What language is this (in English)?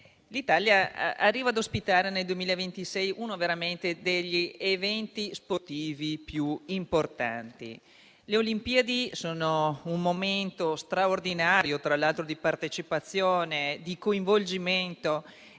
Italian